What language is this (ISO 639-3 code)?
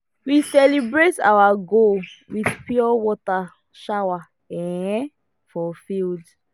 pcm